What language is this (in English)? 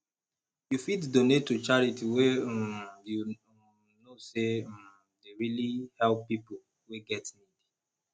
Nigerian Pidgin